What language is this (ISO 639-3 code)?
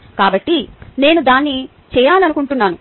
tel